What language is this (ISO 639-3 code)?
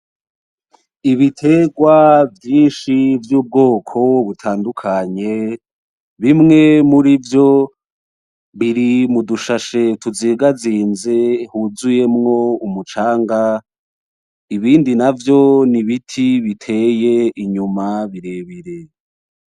run